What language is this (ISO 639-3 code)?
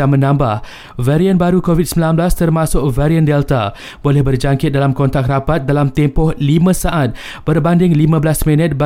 msa